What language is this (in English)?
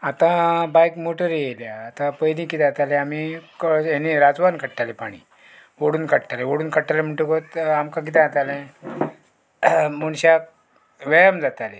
Konkani